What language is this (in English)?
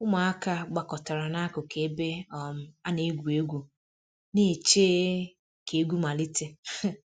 Igbo